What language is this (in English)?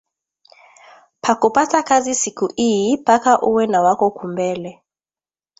Swahili